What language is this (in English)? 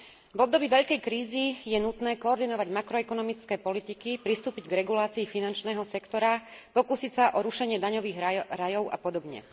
Slovak